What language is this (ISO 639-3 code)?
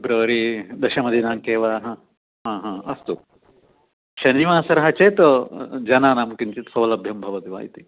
san